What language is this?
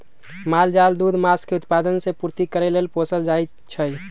Magahi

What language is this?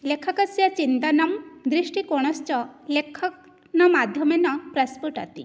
Sanskrit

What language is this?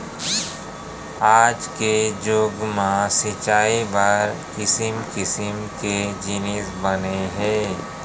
Chhattisgarhi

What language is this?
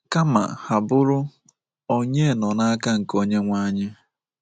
Igbo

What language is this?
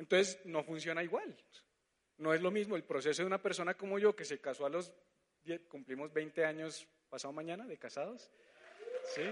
Spanish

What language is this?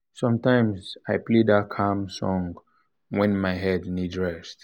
Nigerian Pidgin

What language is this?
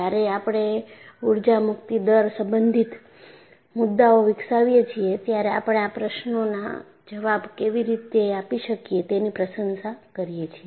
Gujarati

